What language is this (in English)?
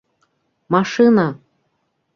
Bashkir